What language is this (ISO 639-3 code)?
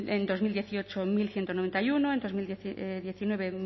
spa